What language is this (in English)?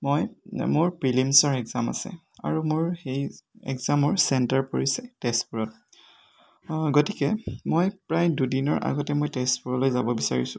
Assamese